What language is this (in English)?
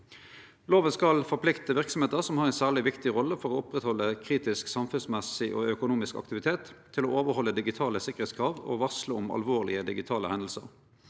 Norwegian